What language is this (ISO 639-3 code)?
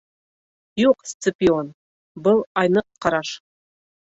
bak